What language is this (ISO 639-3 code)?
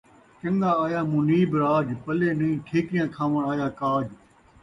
skr